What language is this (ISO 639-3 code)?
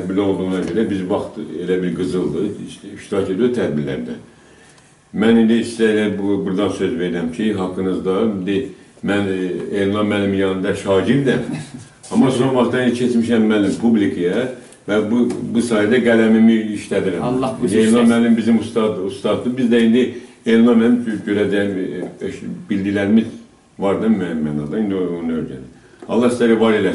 tur